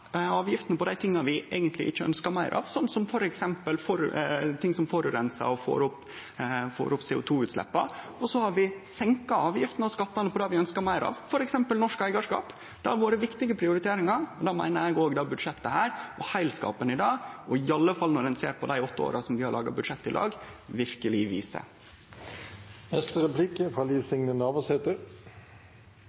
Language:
Norwegian Nynorsk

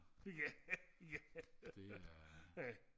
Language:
Danish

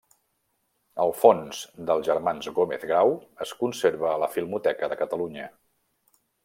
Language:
Catalan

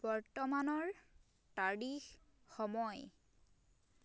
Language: Assamese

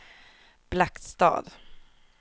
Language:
Swedish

